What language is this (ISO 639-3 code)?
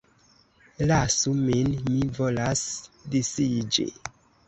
epo